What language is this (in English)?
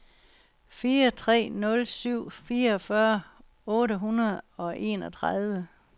Danish